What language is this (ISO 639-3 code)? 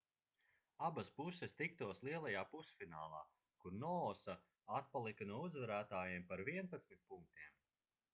lav